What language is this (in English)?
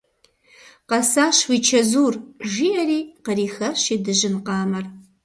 Kabardian